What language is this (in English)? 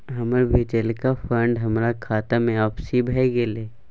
Maithili